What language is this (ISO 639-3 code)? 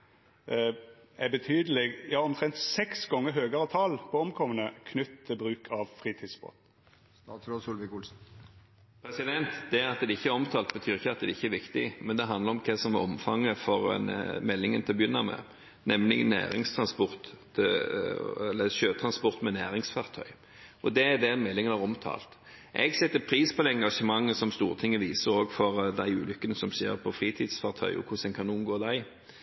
nor